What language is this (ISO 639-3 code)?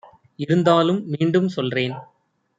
tam